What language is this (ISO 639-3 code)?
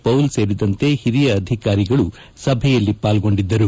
kan